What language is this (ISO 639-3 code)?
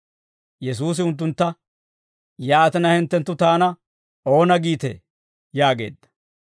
dwr